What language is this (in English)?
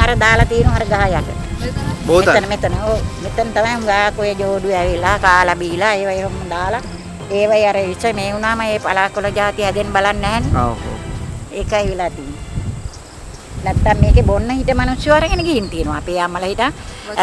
Thai